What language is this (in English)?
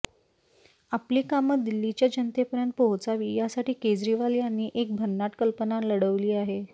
Marathi